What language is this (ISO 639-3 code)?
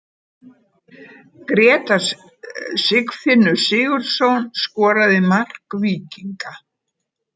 isl